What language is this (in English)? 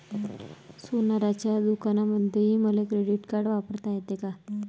Marathi